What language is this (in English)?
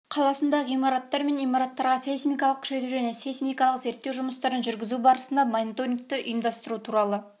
Kazakh